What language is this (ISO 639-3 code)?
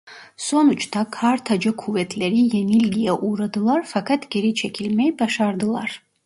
tur